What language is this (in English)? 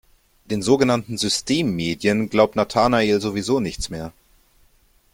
German